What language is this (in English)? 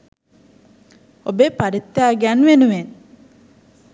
Sinhala